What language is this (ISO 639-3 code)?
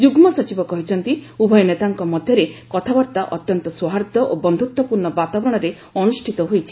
ori